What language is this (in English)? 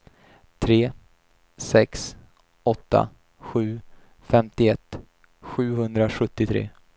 Swedish